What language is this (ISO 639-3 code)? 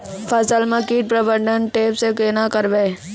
mai